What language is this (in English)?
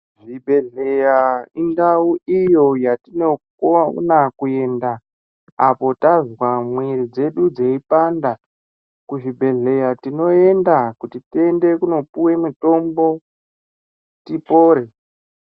Ndau